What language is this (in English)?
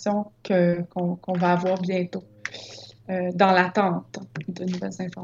French